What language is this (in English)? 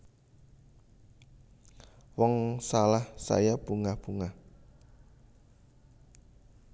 Javanese